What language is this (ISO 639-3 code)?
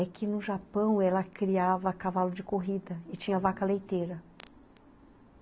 por